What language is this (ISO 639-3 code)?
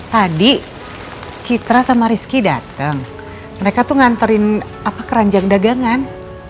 ind